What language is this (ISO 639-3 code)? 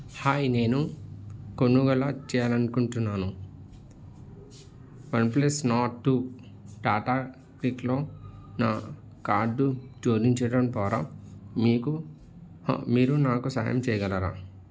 tel